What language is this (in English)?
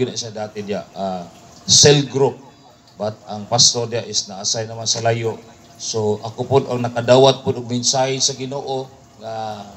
Filipino